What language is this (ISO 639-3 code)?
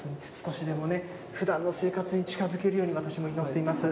jpn